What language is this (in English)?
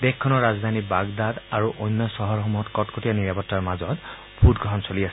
Assamese